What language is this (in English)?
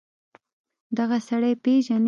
Pashto